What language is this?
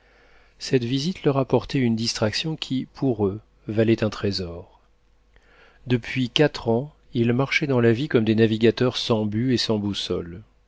French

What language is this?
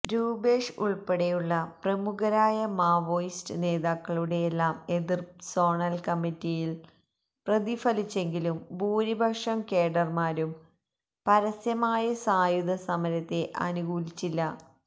Malayalam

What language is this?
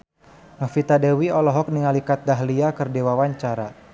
Sundanese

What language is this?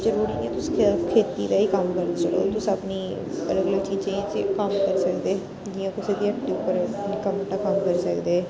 Dogri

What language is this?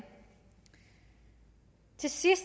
Danish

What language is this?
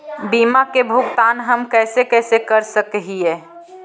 Magahi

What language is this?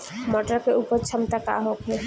Bhojpuri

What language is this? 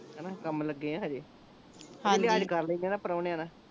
Punjabi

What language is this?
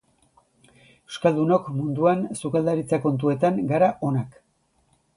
Basque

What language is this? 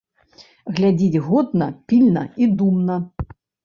Belarusian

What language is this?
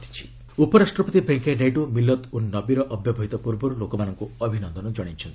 Odia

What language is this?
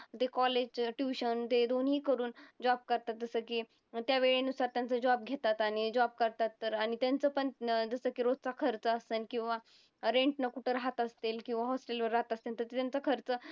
Marathi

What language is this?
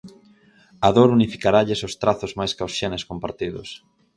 Galician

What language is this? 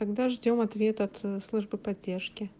Russian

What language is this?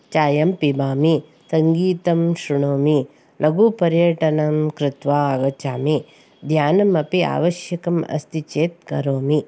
Sanskrit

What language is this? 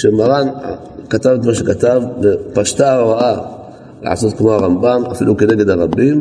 Hebrew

